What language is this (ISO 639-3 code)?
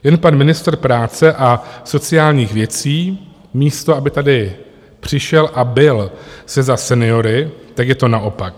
ces